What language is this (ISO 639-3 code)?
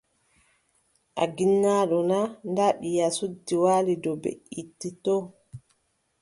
fub